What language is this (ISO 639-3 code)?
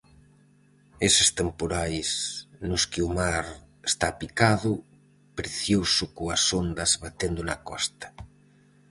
glg